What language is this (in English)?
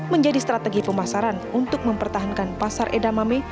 Indonesian